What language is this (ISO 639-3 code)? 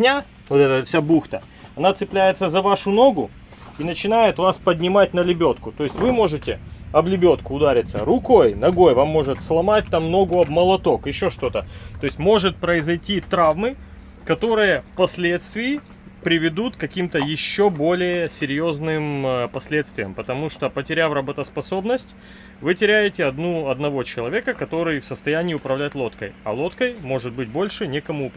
rus